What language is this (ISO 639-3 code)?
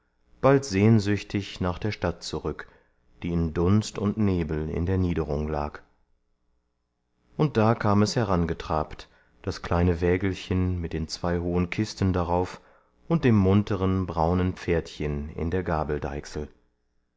deu